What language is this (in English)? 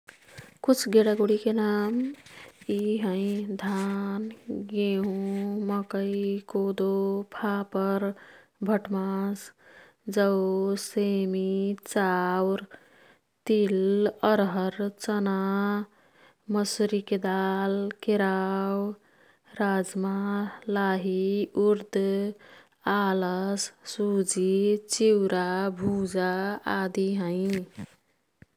Kathoriya Tharu